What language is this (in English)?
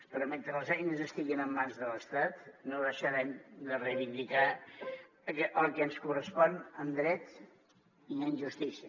Catalan